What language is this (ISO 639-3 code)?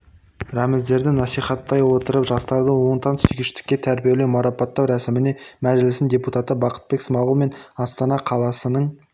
kaz